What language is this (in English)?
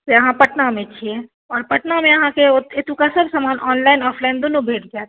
Maithili